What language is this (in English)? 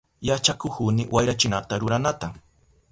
Southern Pastaza Quechua